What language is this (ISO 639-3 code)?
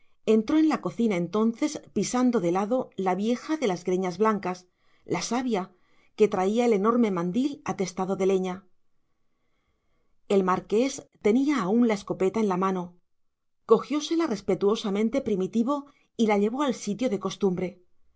spa